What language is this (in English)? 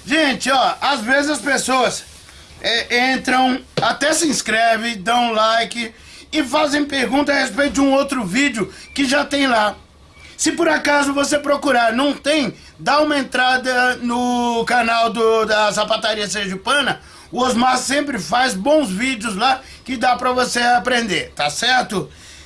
Portuguese